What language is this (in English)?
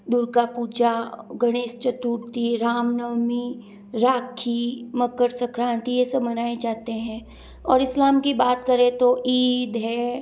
Hindi